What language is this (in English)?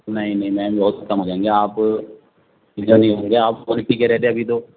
Urdu